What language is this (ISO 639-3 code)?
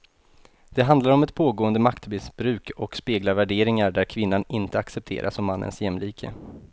swe